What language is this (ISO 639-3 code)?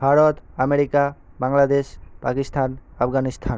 ben